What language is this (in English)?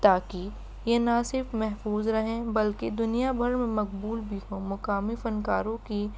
Urdu